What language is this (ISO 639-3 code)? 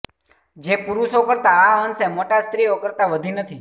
guj